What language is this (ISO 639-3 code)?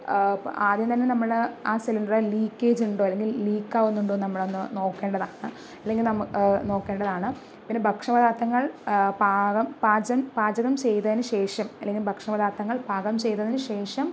mal